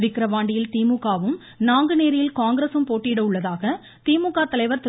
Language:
Tamil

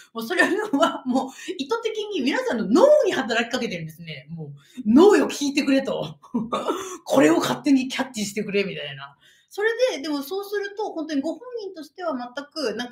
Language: Japanese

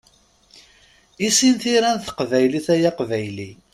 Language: Kabyle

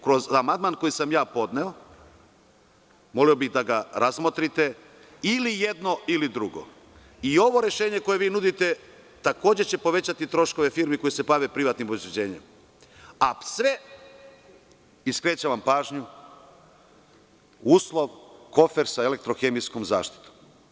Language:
Serbian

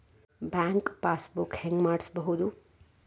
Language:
Kannada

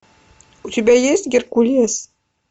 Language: Russian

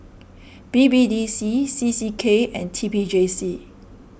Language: English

